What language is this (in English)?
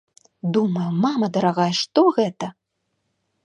Belarusian